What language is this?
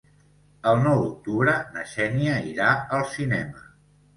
Catalan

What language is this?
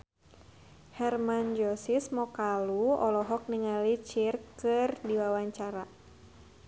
Sundanese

